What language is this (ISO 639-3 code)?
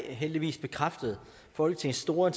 dan